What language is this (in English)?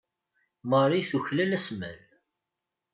Kabyle